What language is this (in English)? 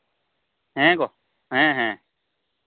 Santali